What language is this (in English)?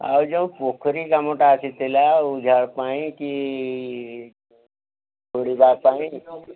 Odia